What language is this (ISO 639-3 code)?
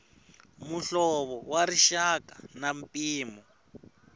tso